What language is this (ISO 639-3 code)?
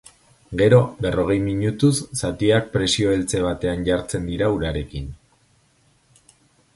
eus